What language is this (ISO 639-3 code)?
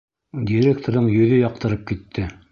bak